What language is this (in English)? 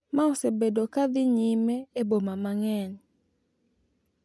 Luo (Kenya and Tanzania)